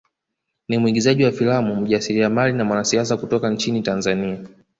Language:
Swahili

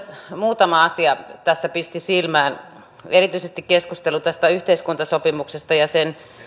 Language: Finnish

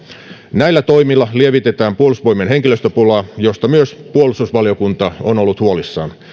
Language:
Finnish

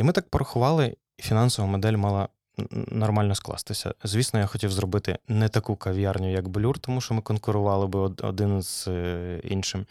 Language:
Ukrainian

